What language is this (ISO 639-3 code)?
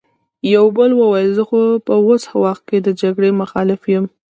pus